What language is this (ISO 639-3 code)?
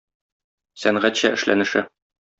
tat